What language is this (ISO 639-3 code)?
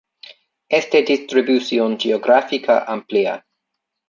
spa